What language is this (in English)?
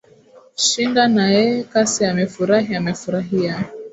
Swahili